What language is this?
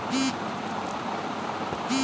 Bangla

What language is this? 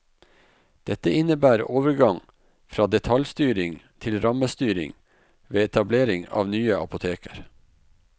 Norwegian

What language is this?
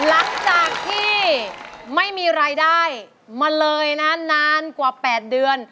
Thai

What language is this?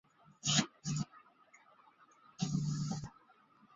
Chinese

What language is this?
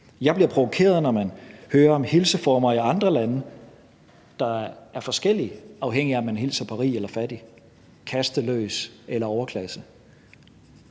Danish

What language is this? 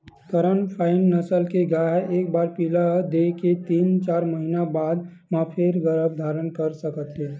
Chhattisgarhi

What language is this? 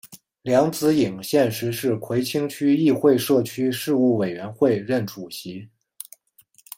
Chinese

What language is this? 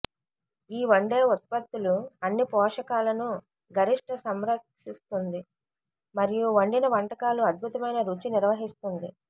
Telugu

